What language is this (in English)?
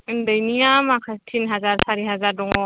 Bodo